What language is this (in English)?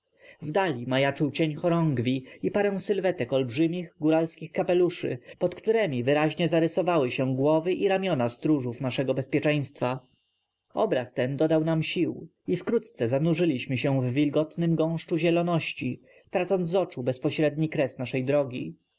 Polish